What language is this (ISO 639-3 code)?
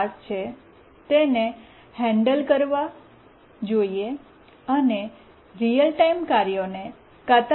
guj